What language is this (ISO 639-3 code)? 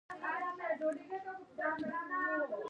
pus